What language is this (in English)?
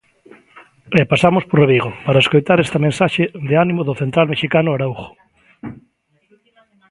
Galician